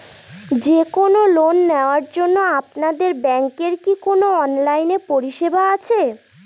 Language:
Bangla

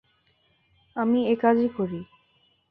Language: Bangla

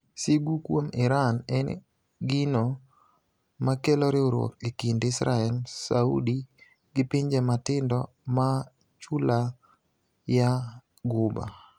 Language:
Luo (Kenya and Tanzania)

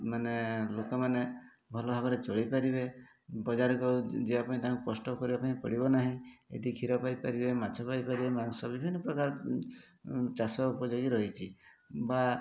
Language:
Odia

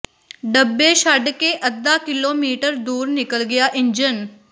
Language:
Punjabi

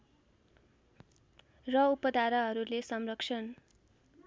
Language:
Nepali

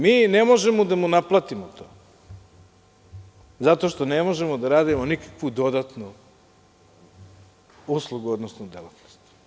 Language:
Serbian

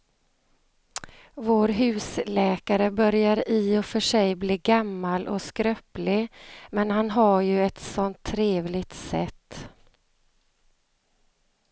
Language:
Swedish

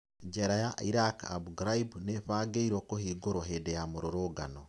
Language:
Kikuyu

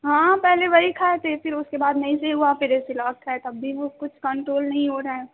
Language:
Urdu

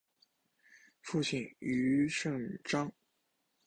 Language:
Chinese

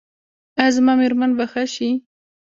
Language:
Pashto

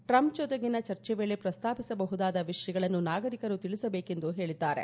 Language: Kannada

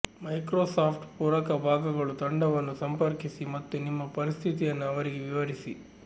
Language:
Kannada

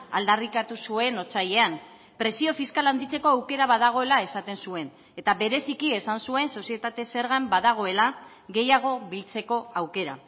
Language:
Basque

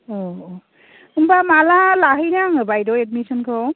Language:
Bodo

